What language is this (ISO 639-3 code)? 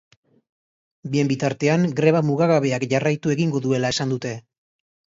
eus